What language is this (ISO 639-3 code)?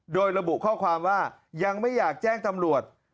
tha